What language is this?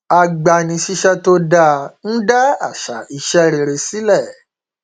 Yoruba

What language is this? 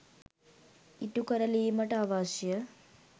Sinhala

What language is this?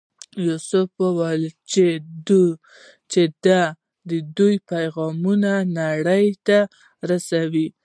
Pashto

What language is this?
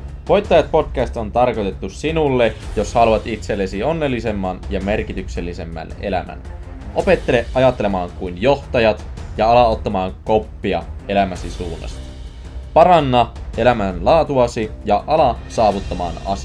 Finnish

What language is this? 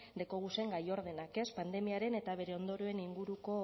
Basque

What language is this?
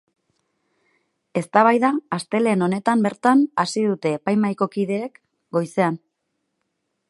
Basque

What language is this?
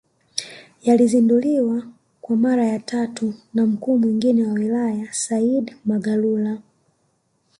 Swahili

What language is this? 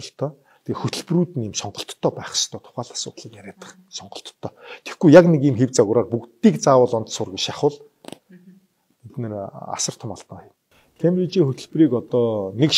Korean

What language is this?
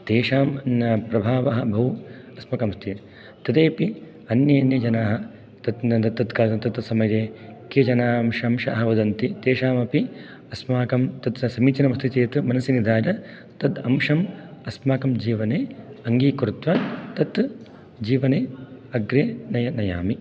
Sanskrit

